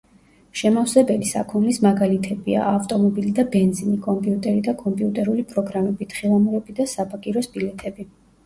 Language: Georgian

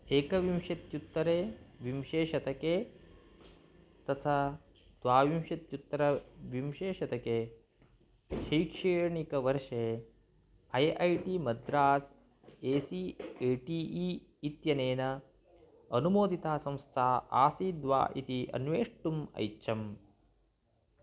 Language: Sanskrit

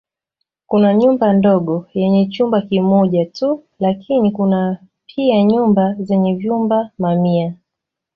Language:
Swahili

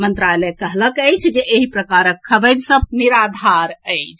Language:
Maithili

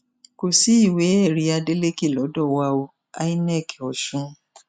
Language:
Yoruba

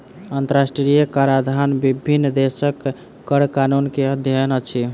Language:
Maithili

